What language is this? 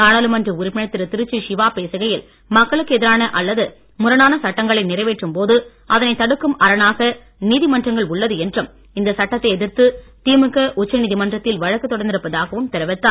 Tamil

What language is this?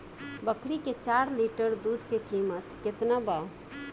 Bhojpuri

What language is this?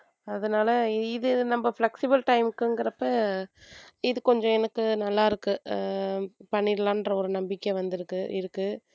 Tamil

